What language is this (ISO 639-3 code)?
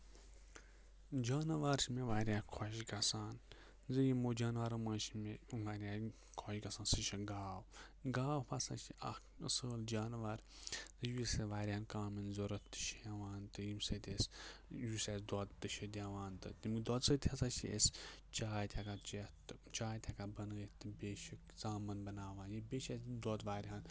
kas